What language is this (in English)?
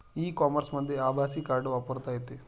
Marathi